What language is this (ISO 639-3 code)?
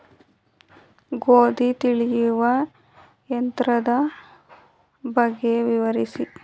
kan